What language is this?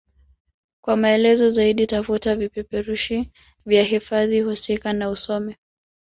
Swahili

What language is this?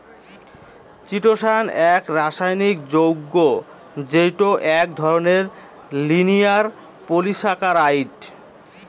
Bangla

